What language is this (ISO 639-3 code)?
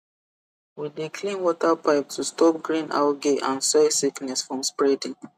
pcm